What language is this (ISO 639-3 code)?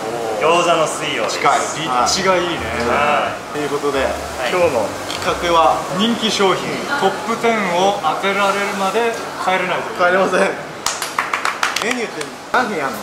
jpn